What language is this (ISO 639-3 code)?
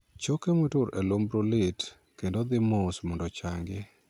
luo